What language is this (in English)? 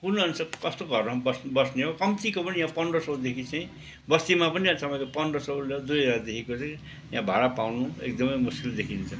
Nepali